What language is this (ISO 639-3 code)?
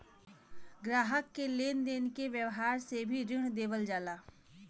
bho